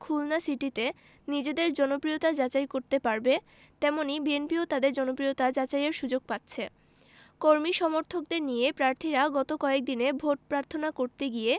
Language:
Bangla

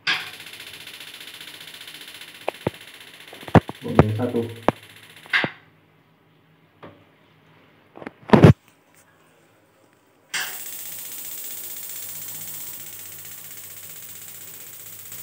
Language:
Indonesian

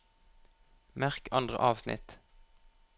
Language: Norwegian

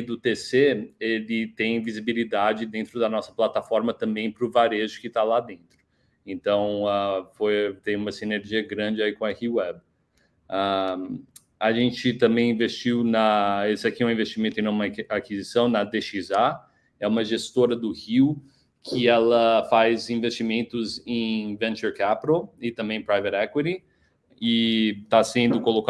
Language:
Portuguese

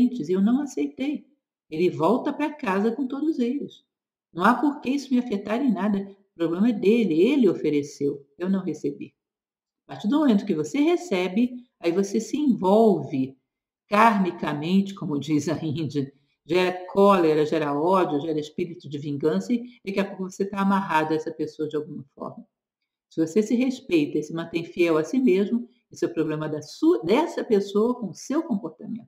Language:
Portuguese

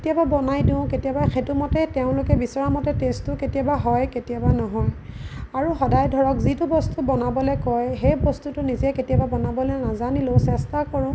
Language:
Assamese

